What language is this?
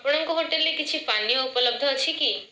Odia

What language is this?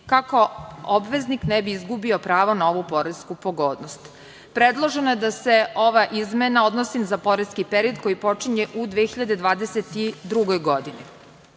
Serbian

